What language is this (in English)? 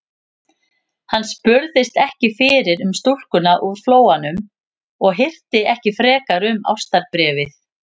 Icelandic